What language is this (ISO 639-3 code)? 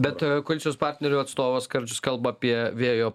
lit